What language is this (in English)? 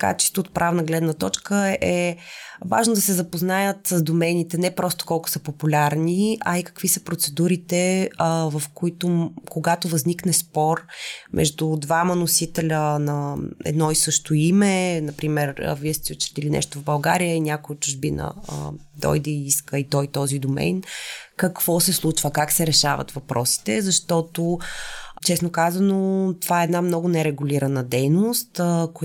Bulgarian